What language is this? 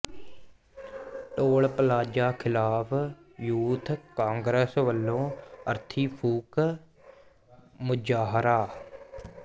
Punjabi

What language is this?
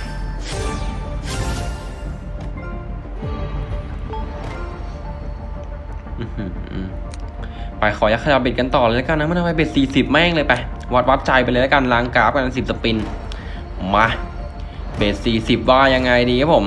Thai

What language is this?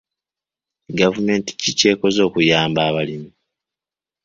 Ganda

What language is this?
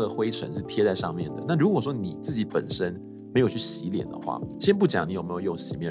Chinese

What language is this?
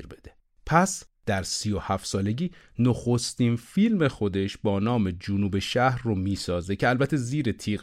Persian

